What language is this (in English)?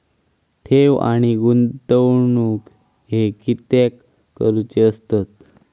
Marathi